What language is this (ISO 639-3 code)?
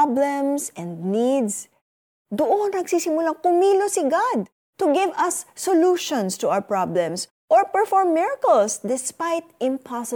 fil